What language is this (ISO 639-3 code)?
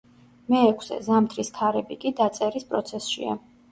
kat